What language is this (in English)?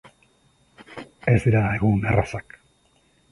Basque